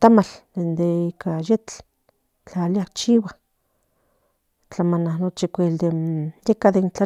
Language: Central Nahuatl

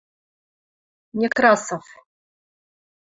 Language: Western Mari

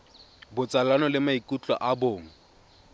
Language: Tswana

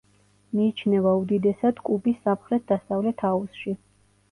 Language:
Georgian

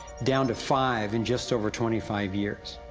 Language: English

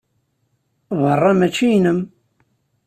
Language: Kabyle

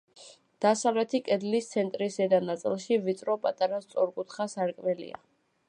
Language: Georgian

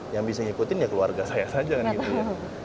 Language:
Indonesian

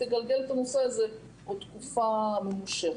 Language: Hebrew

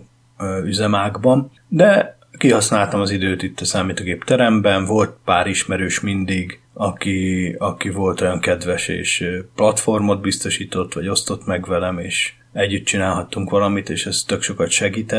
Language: Hungarian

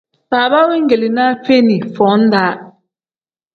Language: Tem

